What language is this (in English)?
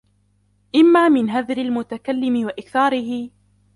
Arabic